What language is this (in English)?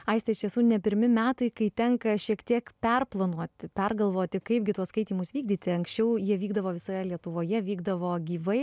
Lithuanian